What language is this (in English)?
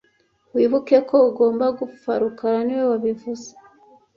Kinyarwanda